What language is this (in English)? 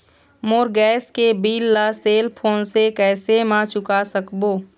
Chhattisgarhi